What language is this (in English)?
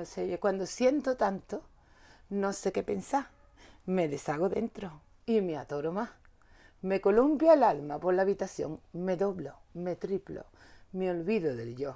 Swedish